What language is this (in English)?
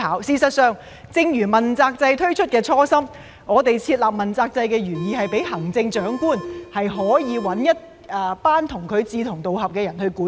Cantonese